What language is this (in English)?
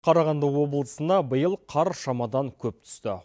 Kazakh